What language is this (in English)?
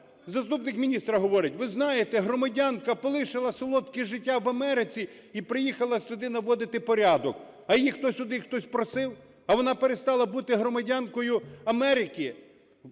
Ukrainian